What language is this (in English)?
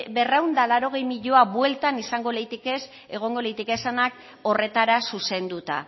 Basque